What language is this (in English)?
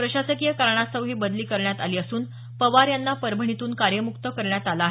Marathi